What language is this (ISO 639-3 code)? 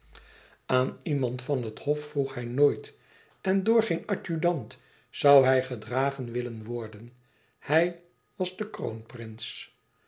nld